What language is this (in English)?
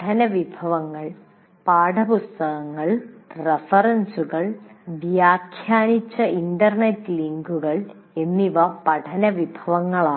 Malayalam